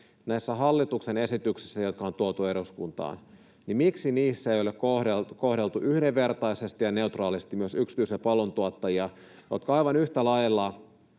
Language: Finnish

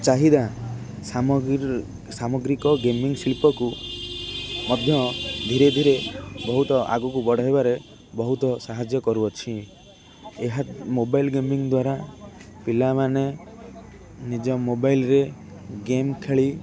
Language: Odia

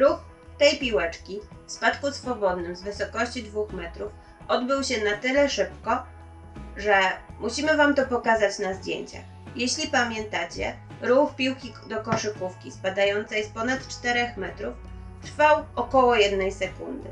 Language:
Polish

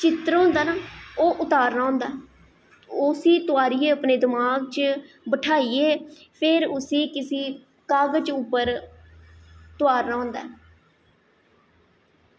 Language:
Dogri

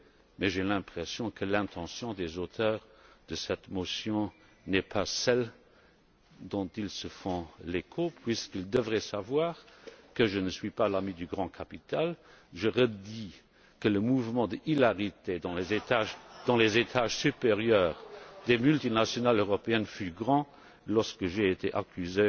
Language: French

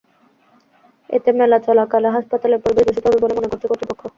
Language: Bangla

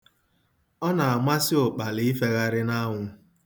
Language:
Igbo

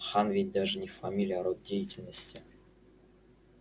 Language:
Russian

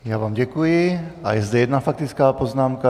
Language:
Czech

